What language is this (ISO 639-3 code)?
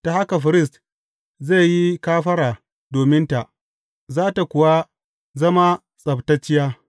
hau